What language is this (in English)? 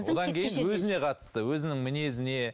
Kazakh